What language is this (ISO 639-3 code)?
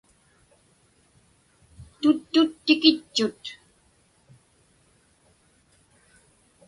ipk